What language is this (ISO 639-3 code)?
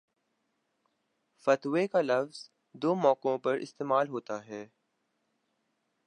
urd